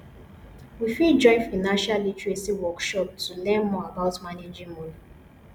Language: Nigerian Pidgin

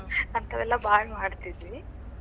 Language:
Kannada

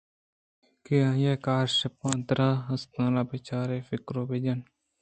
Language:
Eastern Balochi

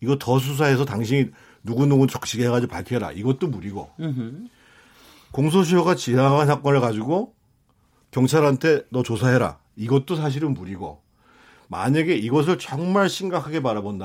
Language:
Korean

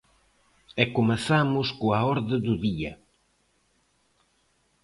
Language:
Galician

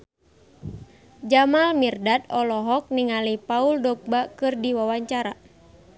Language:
Sundanese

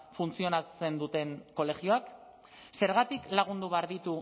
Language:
Basque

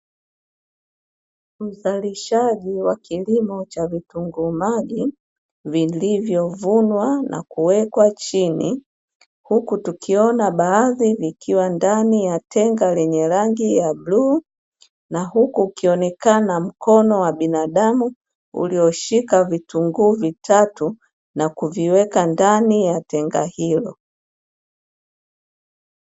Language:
Swahili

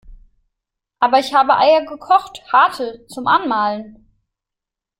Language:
German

